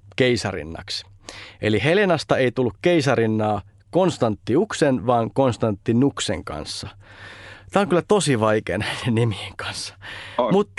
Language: Finnish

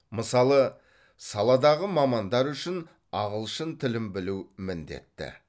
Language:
Kazakh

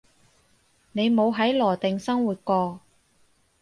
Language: Cantonese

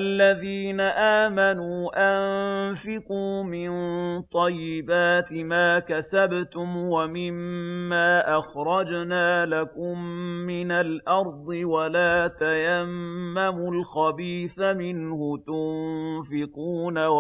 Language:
Arabic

